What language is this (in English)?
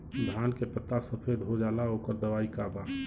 Bhojpuri